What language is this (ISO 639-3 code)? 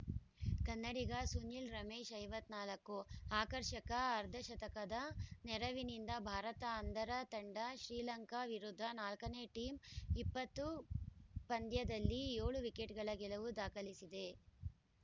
kan